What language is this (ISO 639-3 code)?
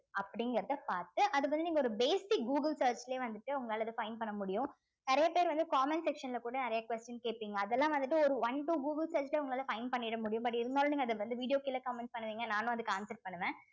tam